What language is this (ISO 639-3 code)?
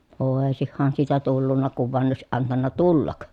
fin